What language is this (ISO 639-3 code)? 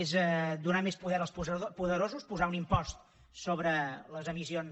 cat